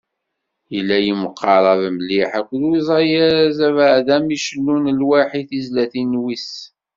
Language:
Kabyle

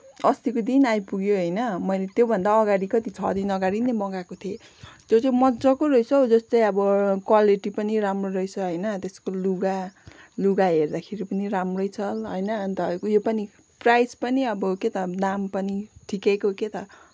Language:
Nepali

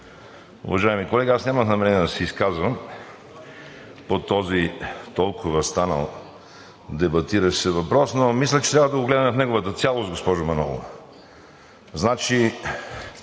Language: Bulgarian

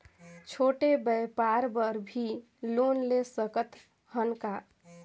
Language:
Chhattisgarhi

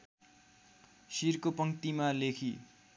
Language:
Nepali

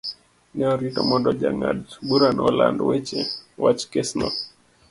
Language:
Luo (Kenya and Tanzania)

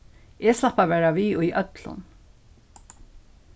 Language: Faroese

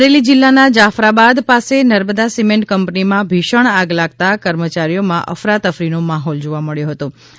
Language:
Gujarati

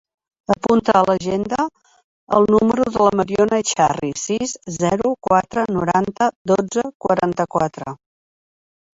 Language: Catalan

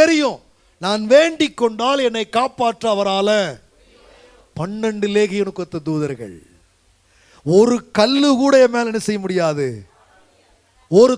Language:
Turkish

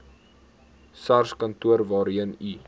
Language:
Afrikaans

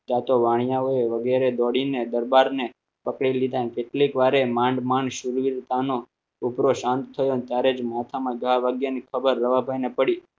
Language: Gujarati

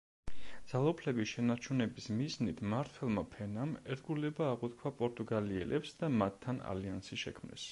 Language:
Georgian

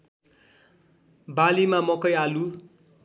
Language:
Nepali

